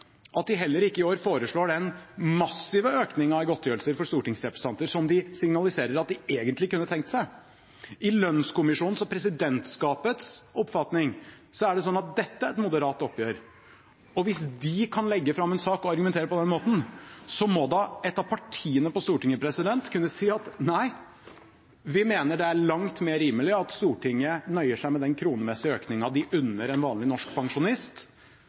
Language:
Norwegian Bokmål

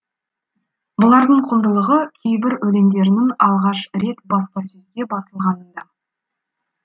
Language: Kazakh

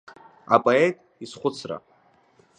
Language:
Abkhazian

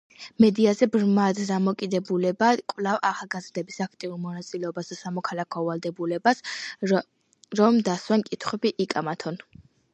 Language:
Georgian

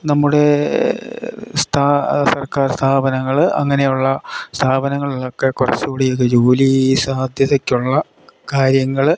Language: Malayalam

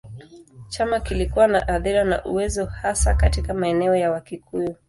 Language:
Swahili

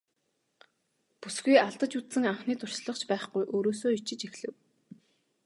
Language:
Mongolian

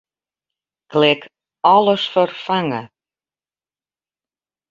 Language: Western Frisian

